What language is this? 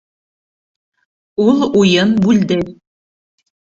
Bashkir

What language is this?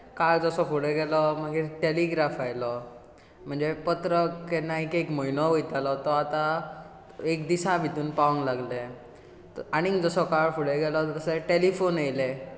Konkani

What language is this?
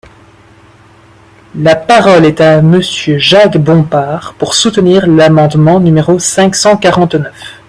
French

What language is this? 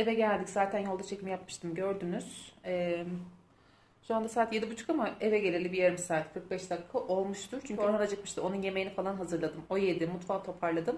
Turkish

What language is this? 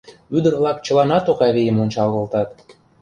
Mari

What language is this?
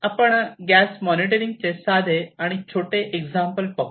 Marathi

